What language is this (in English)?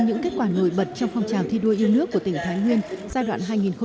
Vietnamese